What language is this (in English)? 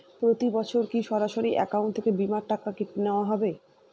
Bangla